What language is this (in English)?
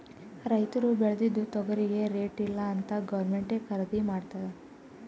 Kannada